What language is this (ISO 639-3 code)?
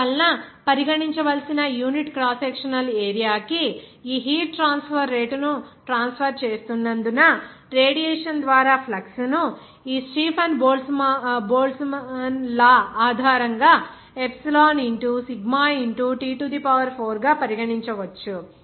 tel